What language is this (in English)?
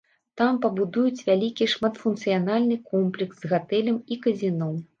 Belarusian